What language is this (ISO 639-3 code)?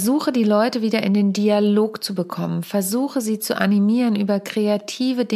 deu